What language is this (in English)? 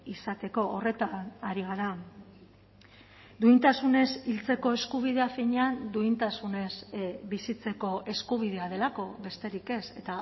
Basque